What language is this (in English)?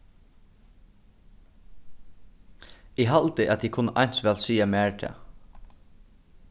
Faroese